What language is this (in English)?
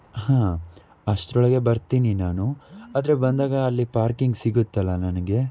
Kannada